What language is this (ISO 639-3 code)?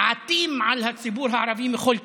heb